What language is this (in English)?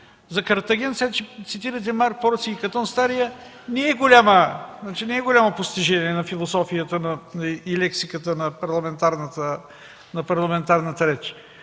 Bulgarian